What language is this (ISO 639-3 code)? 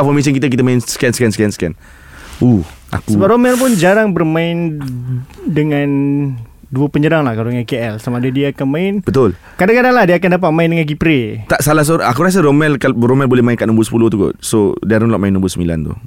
msa